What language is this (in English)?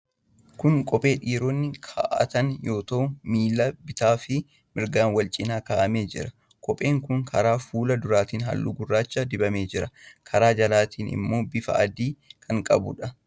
Oromo